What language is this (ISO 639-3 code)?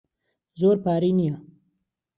ckb